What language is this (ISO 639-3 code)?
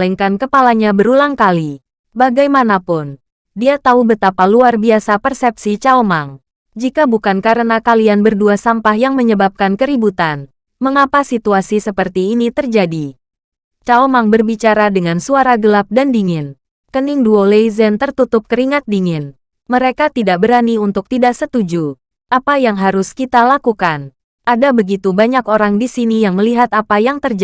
ind